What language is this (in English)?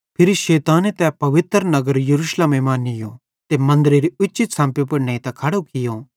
Bhadrawahi